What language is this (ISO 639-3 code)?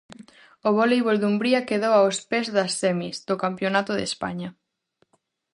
glg